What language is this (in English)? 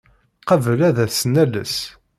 Kabyle